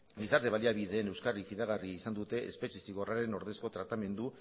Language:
Basque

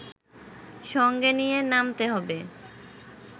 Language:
Bangla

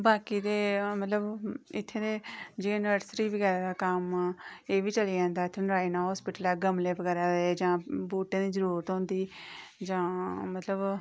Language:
Dogri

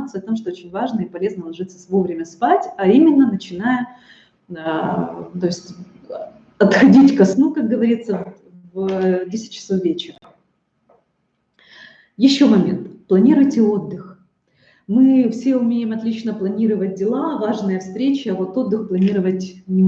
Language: Russian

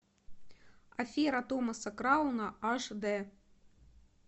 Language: Russian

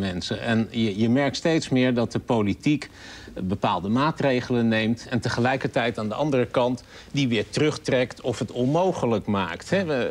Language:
Dutch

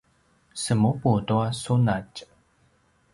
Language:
Paiwan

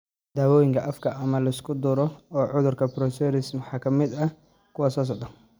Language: Somali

